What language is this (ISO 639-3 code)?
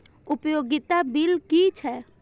mai